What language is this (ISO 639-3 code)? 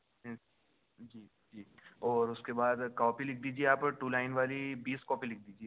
urd